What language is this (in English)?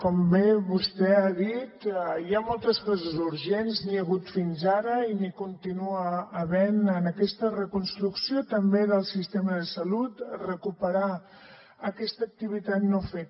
Catalan